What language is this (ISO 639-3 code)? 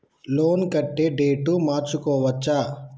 tel